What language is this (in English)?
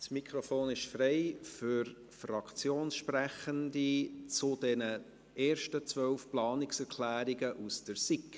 Swiss German